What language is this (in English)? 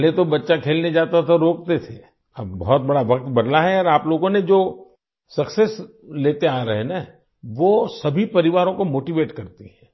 Hindi